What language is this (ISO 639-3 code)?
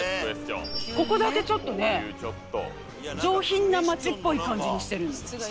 jpn